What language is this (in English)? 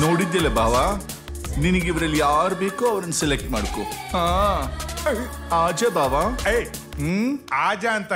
Kannada